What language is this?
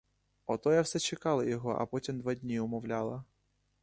Ukrainian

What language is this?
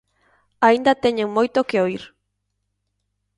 Galician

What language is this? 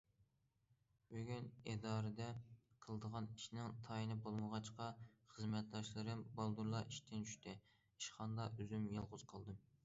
Uyghur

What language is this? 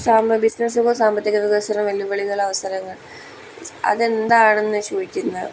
Malayalam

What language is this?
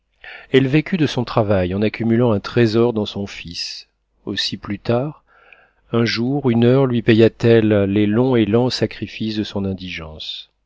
French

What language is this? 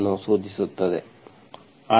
Kannada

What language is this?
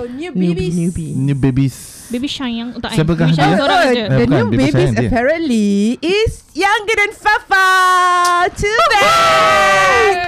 Malay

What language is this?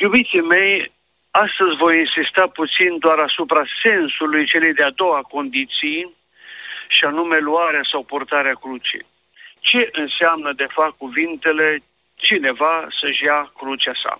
Romanian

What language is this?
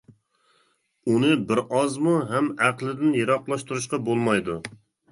Uyghur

